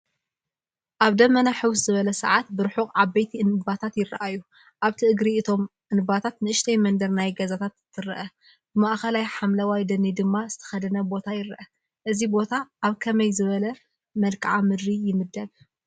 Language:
Tigrinya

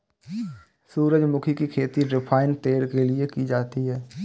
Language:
Hindi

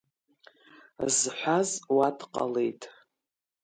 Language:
Abkhazian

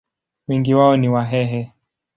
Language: Swahili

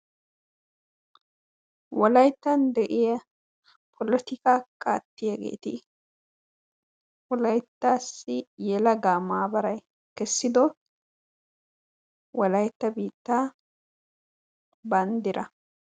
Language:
Wolaytta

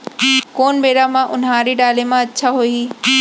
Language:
Chhattisgarhi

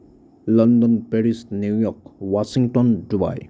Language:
Assamese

